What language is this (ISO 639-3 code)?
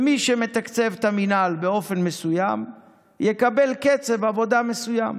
heb